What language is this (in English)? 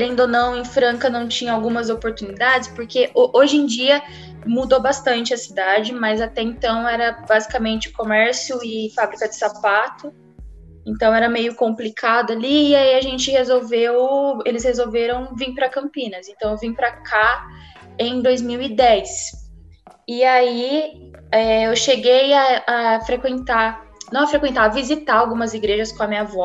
Portuguese